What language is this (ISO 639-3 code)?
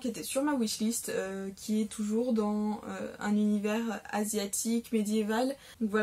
fra